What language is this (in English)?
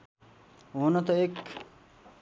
Nepali